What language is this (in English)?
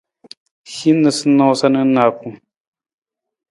Nawdm